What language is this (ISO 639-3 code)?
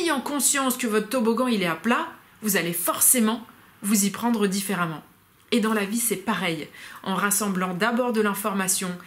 fra